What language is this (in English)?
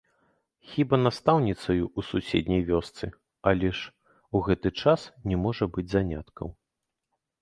Belarusian